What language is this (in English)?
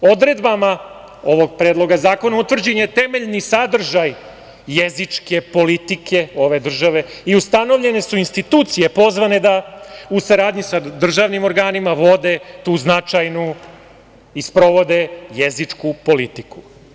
Serbian